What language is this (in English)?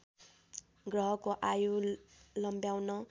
Nepali